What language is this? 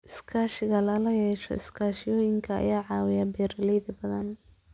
Somali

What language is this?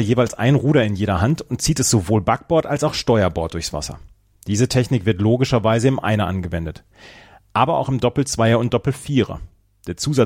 German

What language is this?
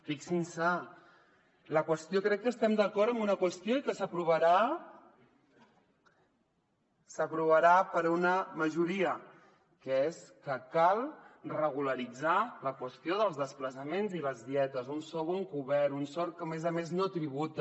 Catalan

